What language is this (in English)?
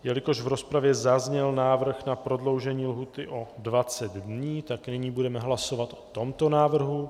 Czech